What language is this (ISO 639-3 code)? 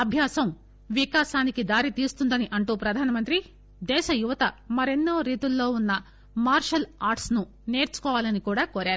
tel